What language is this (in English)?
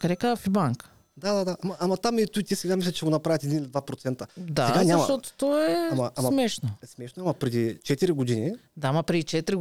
Bulgarian